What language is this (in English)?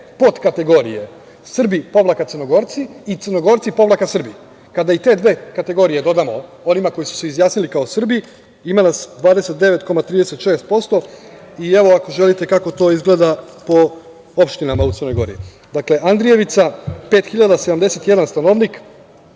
Serbian